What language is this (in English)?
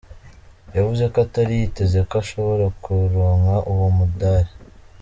Kinyarwanda